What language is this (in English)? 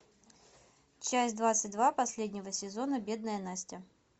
Russian